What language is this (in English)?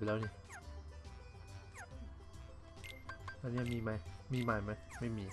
Thai